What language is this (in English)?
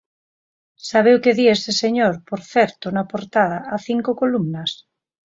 Galician